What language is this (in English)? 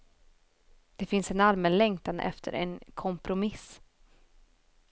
Swedish